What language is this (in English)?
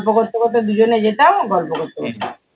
Bangla